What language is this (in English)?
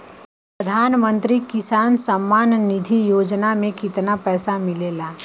Bhojpuri